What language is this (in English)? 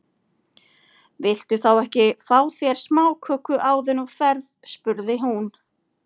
Icelandic